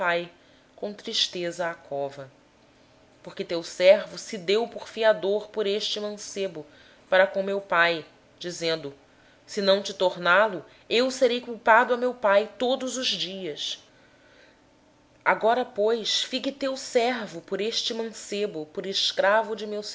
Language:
Portuguese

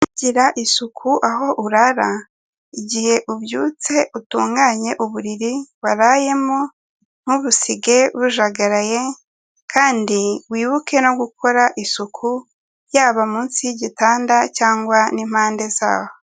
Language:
Kinyarwanda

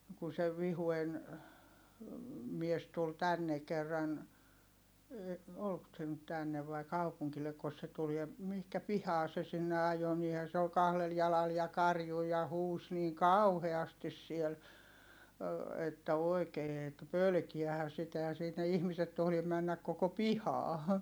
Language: Finnish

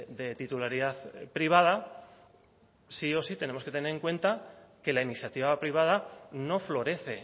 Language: Spanish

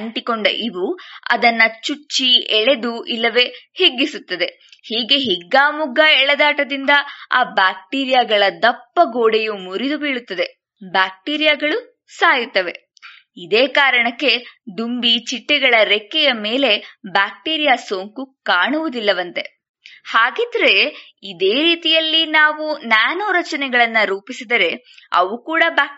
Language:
Kannada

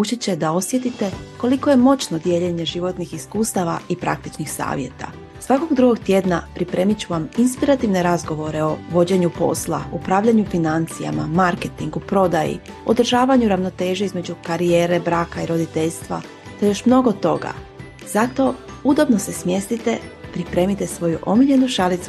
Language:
Croatian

